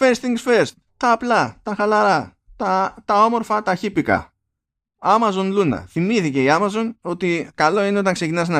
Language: Greek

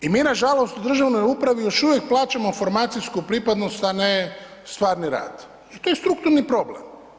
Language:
Croatian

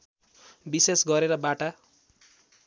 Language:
Nepali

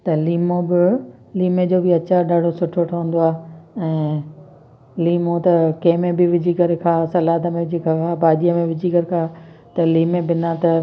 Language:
Sindhi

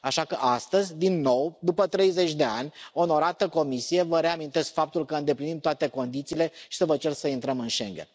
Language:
Romanian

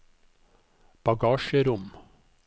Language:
Norwegian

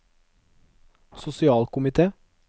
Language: Norwegian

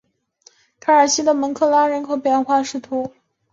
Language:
Chinese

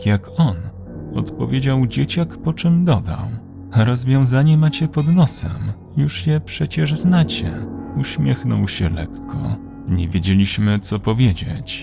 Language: Polish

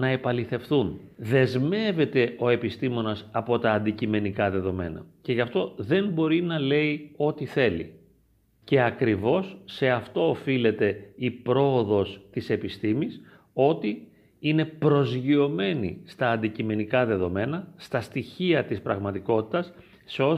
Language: Greek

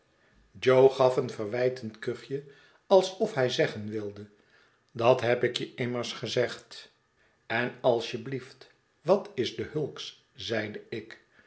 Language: Dutch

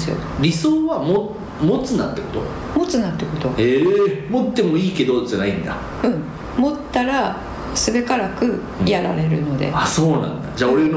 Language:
Japanese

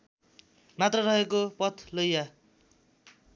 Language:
Nepali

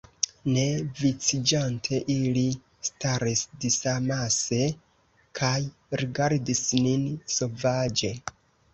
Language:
Esperanto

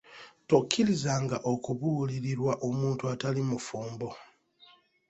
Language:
Ganda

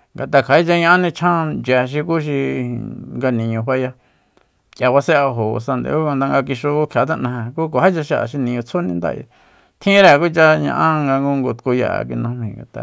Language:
Soyaltepec Mazatec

